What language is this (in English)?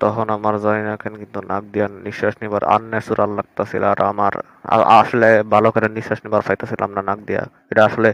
Bangla